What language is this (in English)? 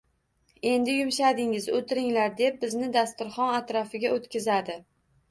Uzbek